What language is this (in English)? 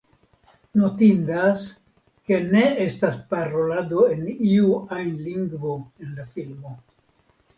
Esperanto